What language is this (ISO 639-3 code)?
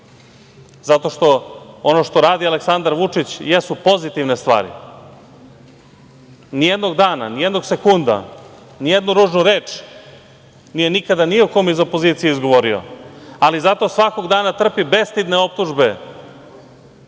srp